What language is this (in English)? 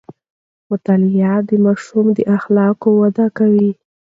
Pashto